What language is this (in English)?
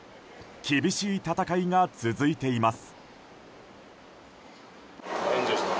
Japanese